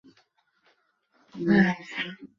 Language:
Chinese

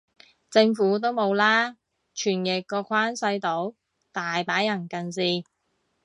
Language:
Cantonese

